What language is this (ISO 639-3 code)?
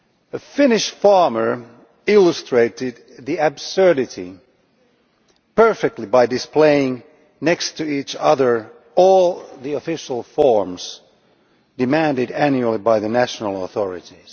eng